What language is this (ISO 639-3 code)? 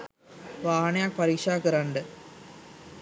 sin